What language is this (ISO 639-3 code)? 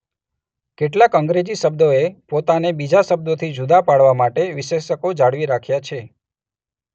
guj